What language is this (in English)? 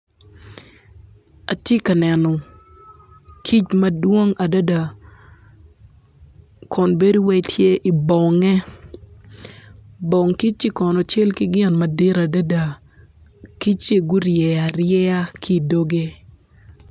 Acoli